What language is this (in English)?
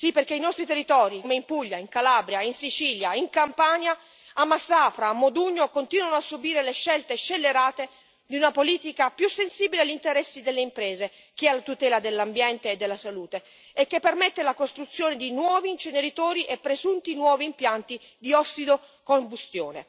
Italian